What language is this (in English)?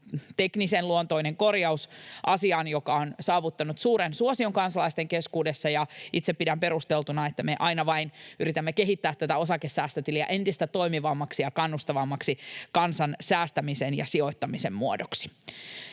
Finnish